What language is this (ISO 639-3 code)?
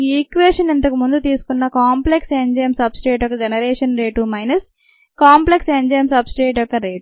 tel